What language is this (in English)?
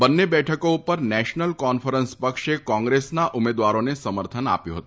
Gujarati